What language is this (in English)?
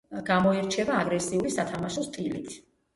Georgian